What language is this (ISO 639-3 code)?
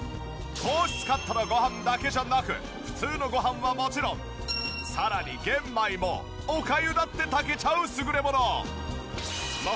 jpn